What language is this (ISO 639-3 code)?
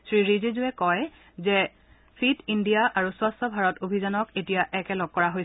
asm